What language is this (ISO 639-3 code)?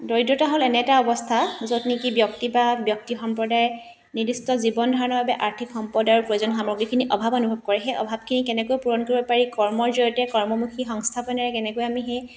asm